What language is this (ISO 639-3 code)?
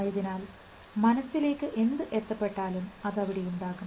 mal